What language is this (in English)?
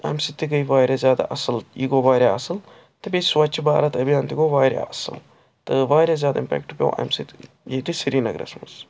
Kashmiri